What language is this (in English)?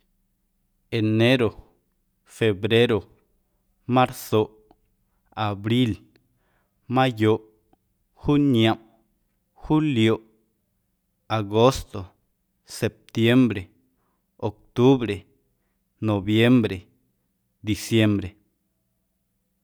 Guerrero Amuzgo